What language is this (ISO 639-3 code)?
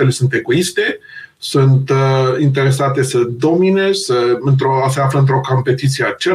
ron